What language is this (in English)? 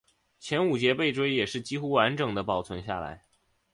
Chinese